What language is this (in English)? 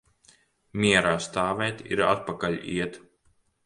Latvian